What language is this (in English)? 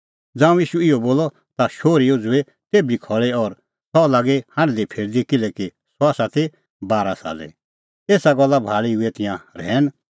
Kullu Pahari